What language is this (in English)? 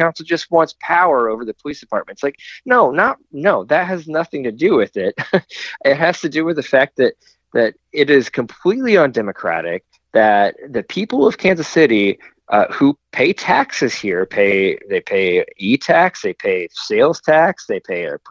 English